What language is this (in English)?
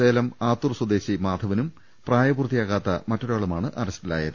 Malayalam